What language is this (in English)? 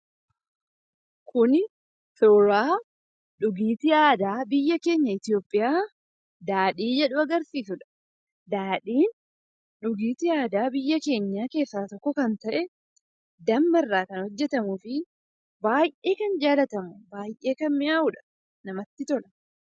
Oromo